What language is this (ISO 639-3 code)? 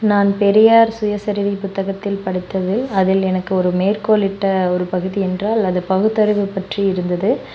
tam